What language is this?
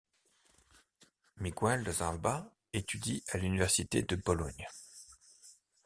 French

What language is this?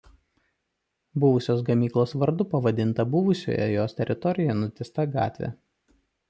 Lithuanian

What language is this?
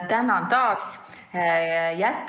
Estonian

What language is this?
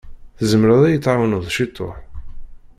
Kabyle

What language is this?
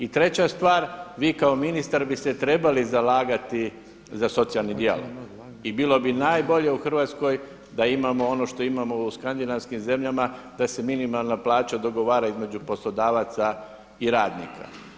Croatian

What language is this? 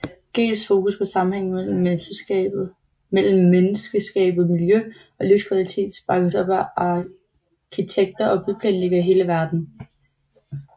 Danish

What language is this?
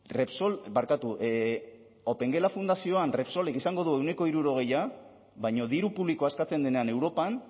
Basque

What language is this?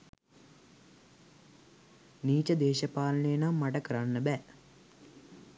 Sinhala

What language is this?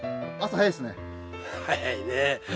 Japanese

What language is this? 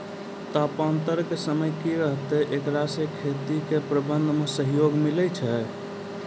Maithili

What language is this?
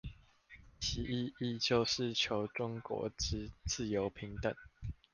Chinese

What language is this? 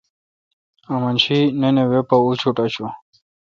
Kalkoti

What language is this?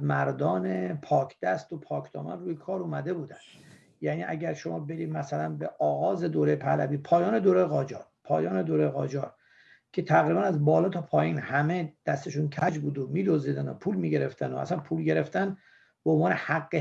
Persian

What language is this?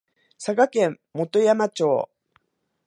Japanese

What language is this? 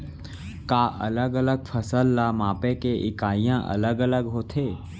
Chhattisgarhi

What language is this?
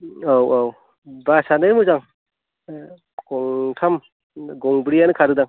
Bodo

